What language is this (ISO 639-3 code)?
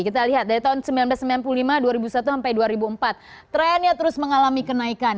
ind